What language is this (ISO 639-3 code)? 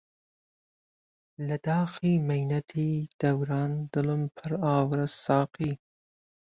ckb